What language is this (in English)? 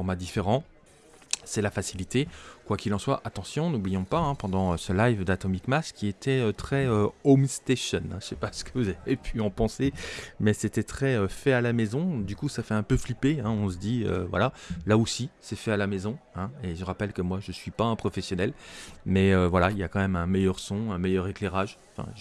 French